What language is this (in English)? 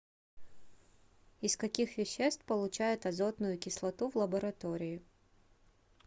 Russian